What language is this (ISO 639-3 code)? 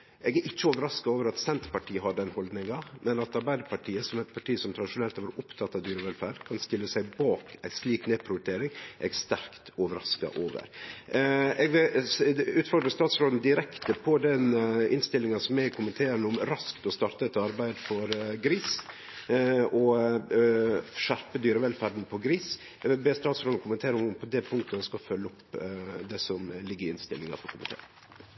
nno